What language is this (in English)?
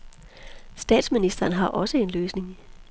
Danish